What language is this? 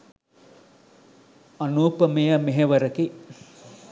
Sinhala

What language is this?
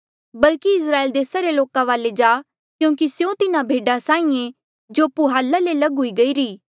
Mandeali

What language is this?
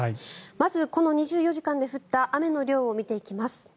Japanese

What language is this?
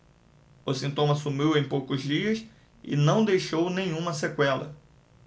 Portuguese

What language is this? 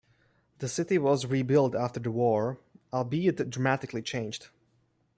English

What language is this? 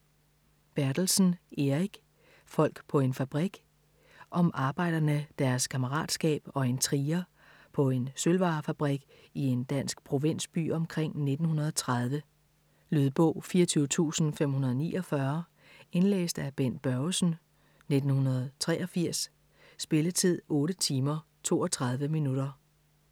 Danish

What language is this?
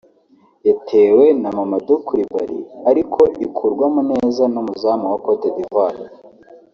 Kinyarwanda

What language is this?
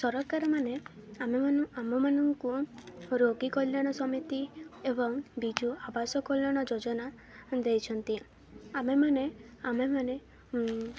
Odia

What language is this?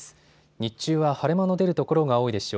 Japanese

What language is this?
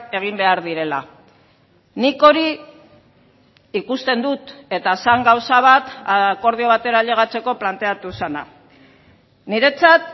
Basque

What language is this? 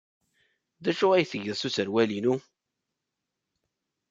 Kabyle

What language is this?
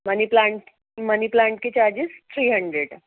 Urdu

